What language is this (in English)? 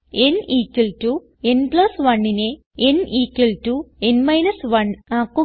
Malayalam